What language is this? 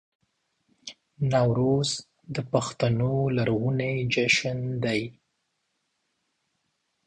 Pashto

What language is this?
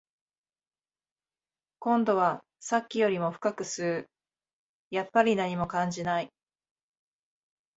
Japanese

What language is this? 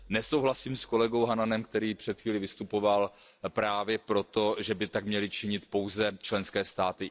Czech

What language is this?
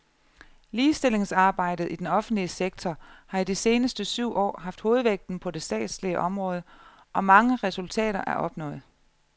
Danish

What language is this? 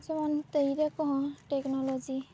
Santali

